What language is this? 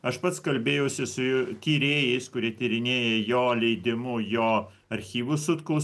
Lithuanian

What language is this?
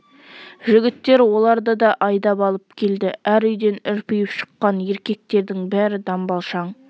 Kazakh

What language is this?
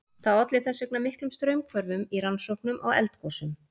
Icelandic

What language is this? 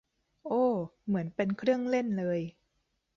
Thai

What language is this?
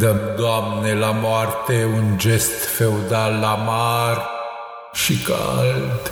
Romanian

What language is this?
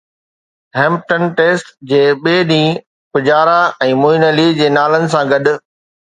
Sindhi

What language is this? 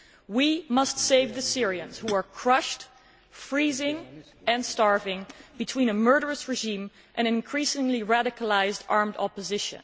English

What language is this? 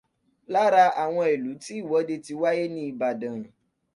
Yoruba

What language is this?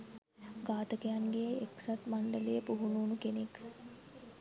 Sinhala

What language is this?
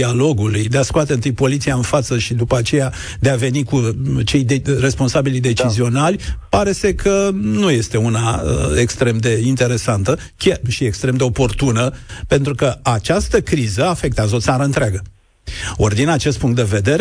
Romanian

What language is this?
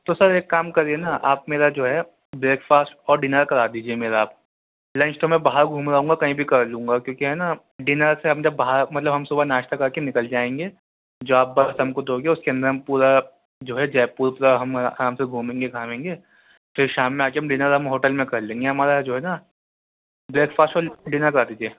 Urdu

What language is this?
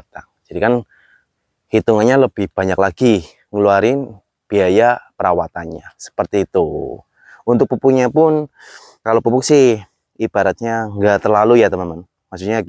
Indonesian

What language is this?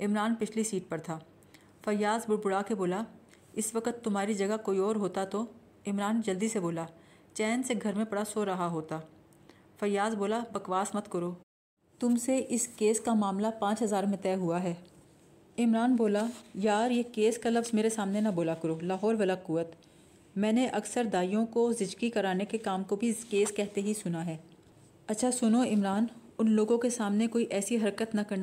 Urdu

